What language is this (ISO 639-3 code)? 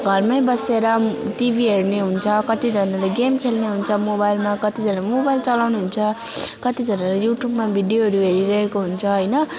nep